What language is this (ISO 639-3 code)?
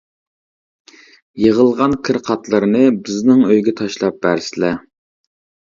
uig